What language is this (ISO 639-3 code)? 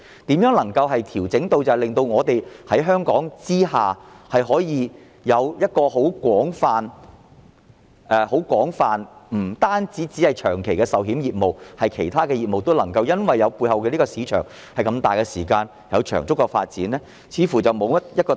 yue